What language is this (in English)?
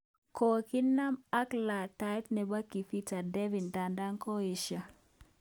Kalenjin